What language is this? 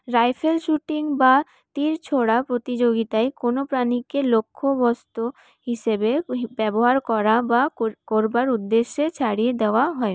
Bangla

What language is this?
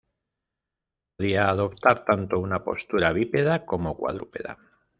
Spanish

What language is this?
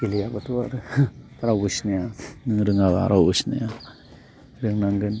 Bodo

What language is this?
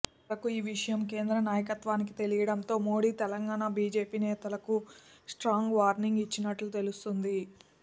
Telugu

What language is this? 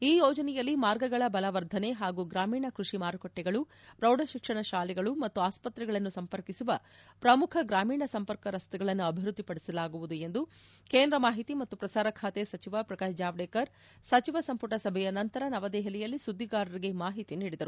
Kannada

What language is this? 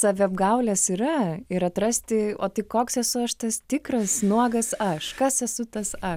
Lithuanian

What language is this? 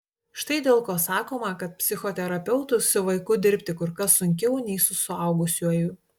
Lithuanian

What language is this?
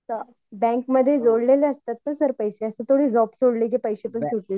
Marathi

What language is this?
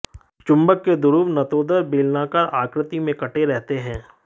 Hindi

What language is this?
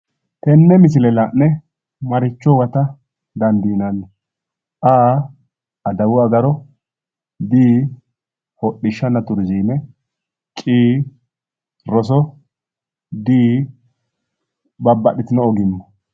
Sidamo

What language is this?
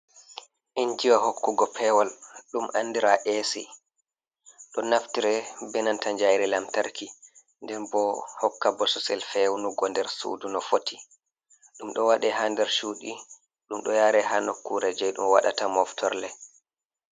Fula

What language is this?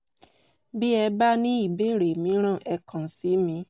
Yoruba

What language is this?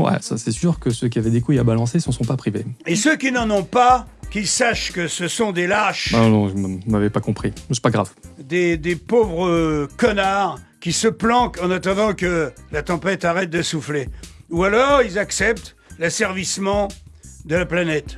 French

